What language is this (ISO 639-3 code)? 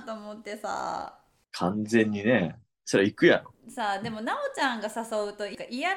jpn